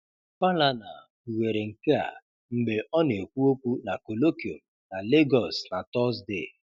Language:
Igbo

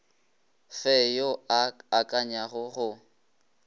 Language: Northern Sotho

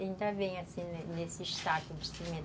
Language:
Portuguese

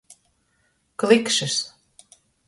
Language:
Latgalian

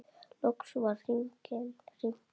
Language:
Icelandic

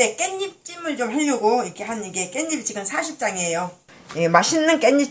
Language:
Korean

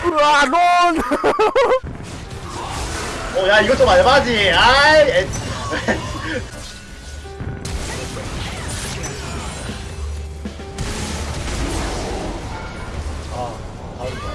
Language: Korean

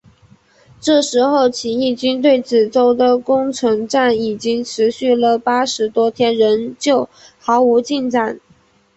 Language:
Chinese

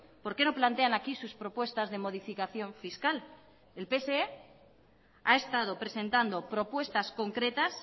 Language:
Spanish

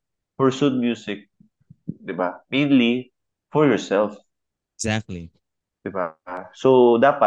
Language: Filipino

